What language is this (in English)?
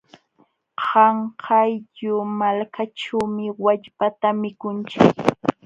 Jauja Wanca Quechua